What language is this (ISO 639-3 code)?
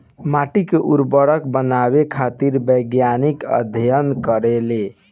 bho